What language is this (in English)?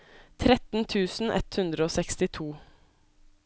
Norwegian